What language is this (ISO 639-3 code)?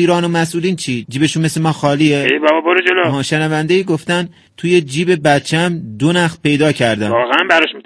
fas